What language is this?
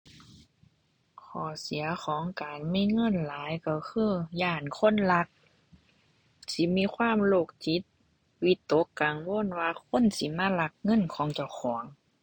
Thai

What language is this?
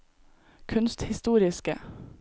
Norwegian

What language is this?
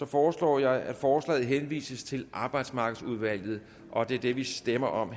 Danish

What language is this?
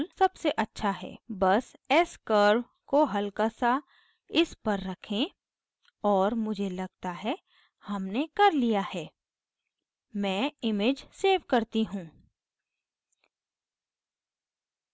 Hindi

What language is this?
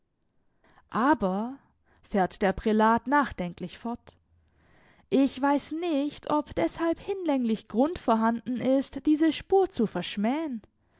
German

